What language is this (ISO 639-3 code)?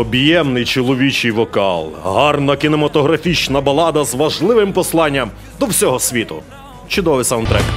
ukr